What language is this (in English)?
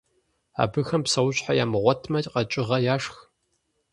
Kabardian